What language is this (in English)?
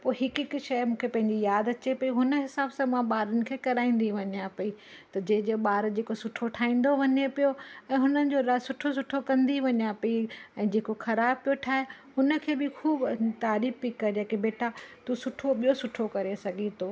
Sindhi